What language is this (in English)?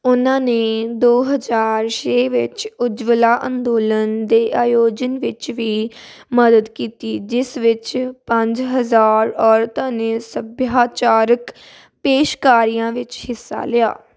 Punjabi